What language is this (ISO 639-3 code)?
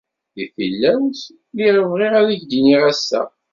kab